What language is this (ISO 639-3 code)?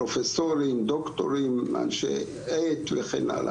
heb